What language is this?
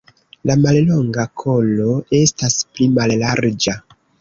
Esperanto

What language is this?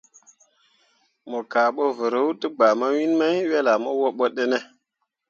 Mundang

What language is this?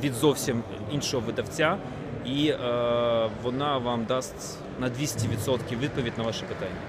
Ukrainian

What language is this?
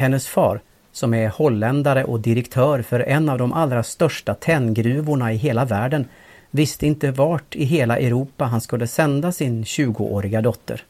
Swedish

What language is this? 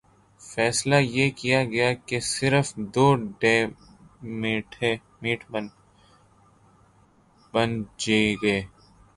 Urdu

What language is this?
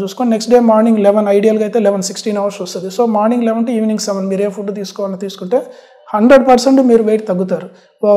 Telugu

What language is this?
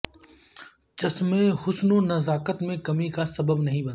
Urdu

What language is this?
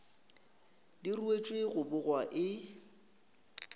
Northern Sotho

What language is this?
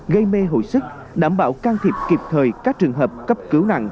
Vietnamese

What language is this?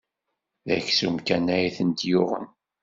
Kabyle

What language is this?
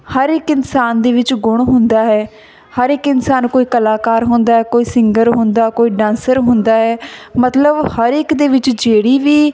Punjabi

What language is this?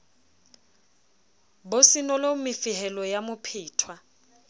Southern Sotho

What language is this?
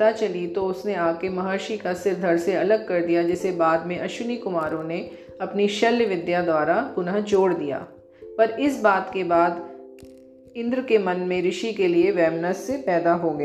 Hindi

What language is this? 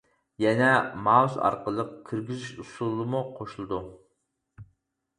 Uyghur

